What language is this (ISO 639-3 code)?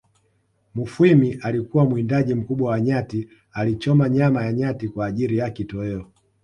swa